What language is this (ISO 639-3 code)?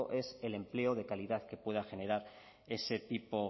spa